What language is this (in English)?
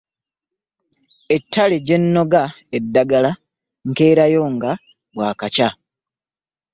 Ganda